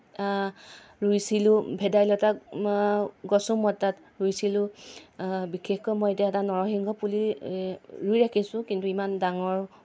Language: Assamese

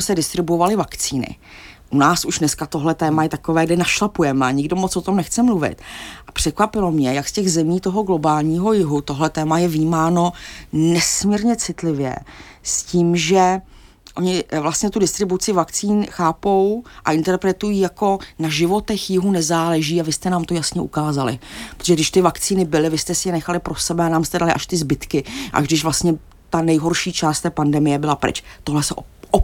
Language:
Czech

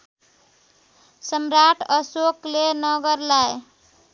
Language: Nepali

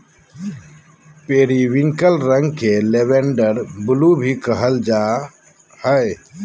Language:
Magahi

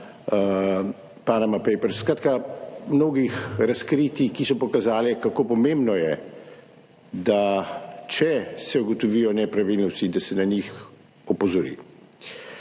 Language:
Slovenian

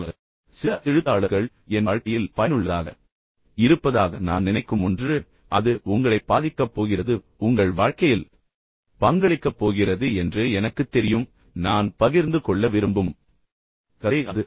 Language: Tamil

